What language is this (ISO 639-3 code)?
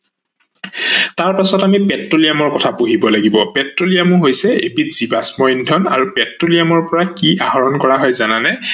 asm